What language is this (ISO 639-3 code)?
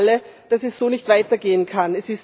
deu